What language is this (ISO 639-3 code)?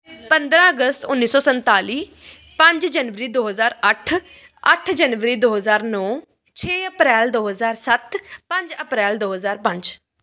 pan